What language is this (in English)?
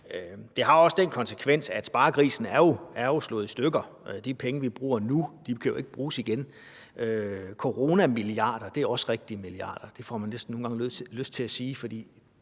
Danish